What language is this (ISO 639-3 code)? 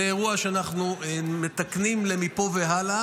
heb